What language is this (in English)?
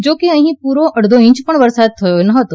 Gujarati